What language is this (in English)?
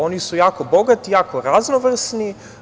Serbian